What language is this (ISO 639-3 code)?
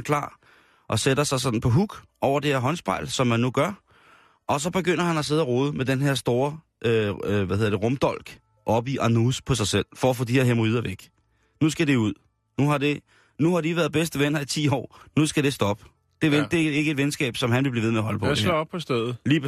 dan